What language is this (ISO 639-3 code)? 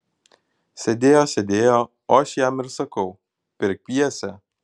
lit